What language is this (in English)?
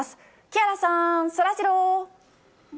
Japanese